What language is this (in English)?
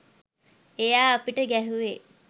Sinhala